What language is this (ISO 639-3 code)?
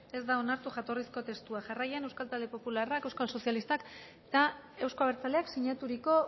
eus